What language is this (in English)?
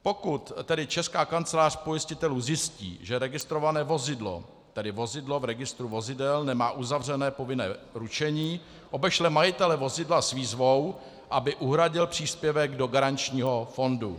Czech